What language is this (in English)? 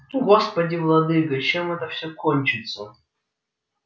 Russian